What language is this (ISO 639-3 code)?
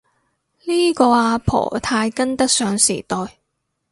yue